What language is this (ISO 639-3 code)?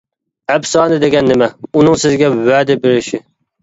uig